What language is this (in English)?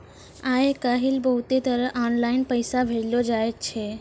Maithili